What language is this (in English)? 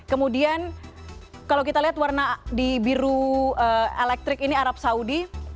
Indonesian